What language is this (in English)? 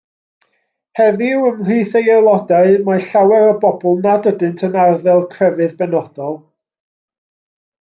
Welsh